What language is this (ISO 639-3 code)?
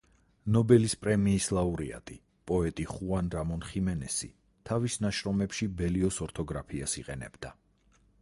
kat